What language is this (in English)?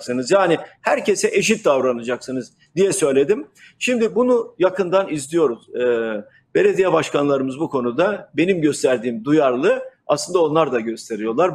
Turkish